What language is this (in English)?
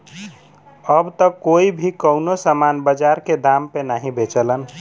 Bhojpuri